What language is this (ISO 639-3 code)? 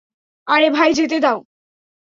ben